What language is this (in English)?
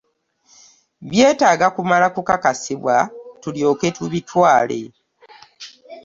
Ganda